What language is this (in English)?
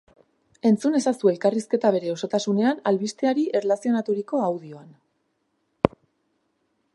Basque